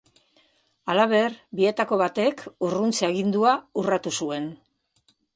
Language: Basque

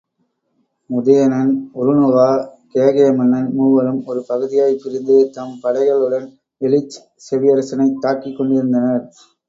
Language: Tamil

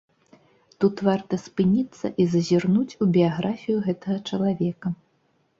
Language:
Belarusian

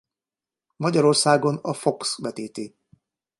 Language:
Hungarian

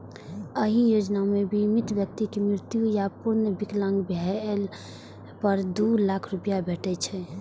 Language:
Maithili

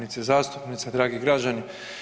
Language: Croatian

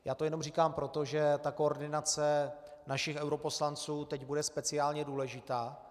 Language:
Czech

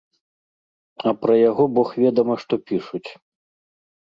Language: Belarusian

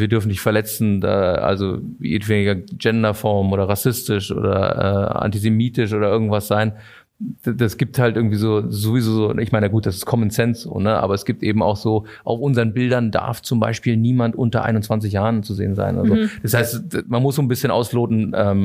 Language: German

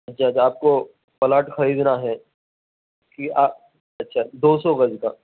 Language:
Urdu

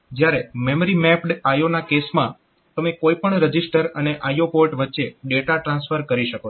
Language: Gujarati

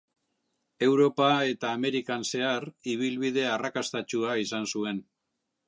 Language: Basque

